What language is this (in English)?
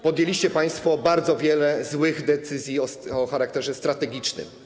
Polish